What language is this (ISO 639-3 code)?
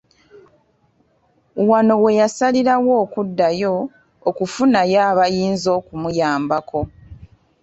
lug